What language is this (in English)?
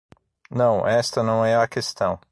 Portuguese